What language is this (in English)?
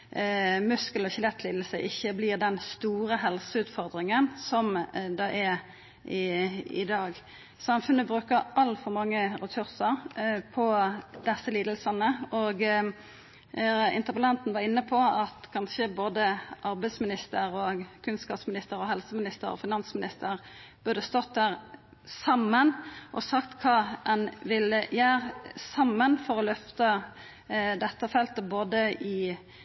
Norwegian Nynorsk